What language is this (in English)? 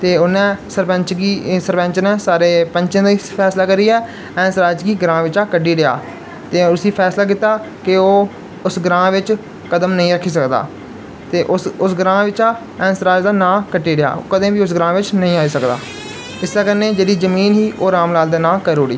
Dogri